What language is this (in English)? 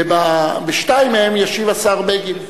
Hebrew